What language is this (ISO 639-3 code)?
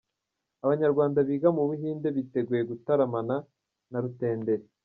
kin